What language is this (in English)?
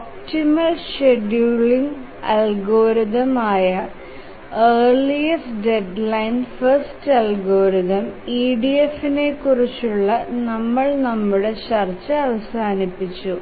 Malayalam